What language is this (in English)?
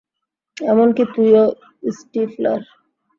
Bangla